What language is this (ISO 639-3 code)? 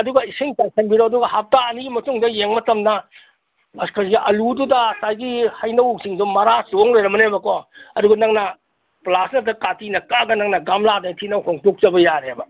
mni